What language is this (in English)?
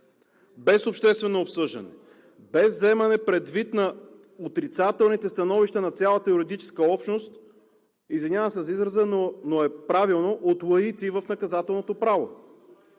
Bulgarian